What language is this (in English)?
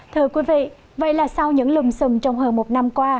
Vietnamese